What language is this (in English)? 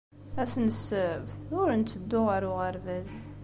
Kabyle